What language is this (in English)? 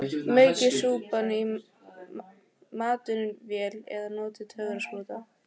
Icelandic